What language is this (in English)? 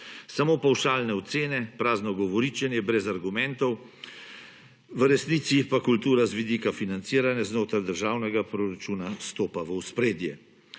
Slovenian